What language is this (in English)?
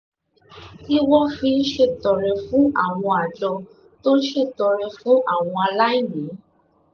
Yoruba